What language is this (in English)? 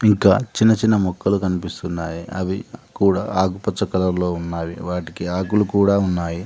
Telugu